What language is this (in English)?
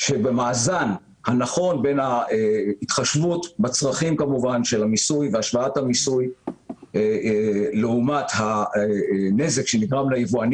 Hebrew